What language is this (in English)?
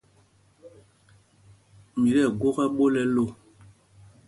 Mpumpong